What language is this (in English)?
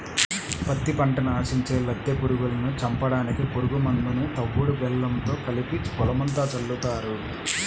Telugu